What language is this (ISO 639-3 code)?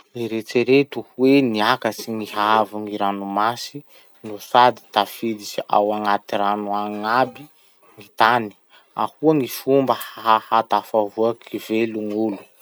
msh